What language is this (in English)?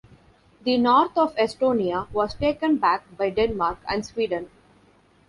English